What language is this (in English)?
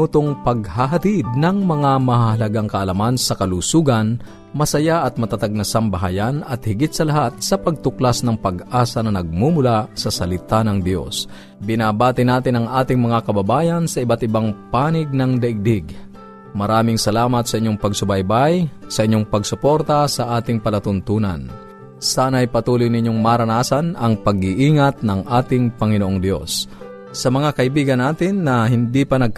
Filipino